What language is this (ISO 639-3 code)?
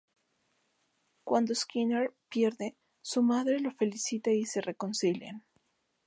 spa